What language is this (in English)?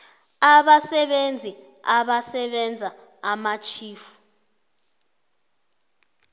South Ndebele